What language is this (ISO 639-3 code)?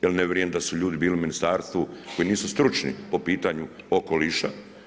hrv